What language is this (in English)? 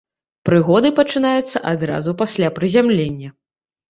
Belarusian